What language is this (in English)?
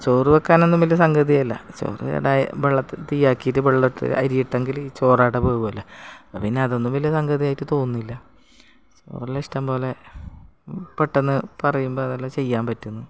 Malayalam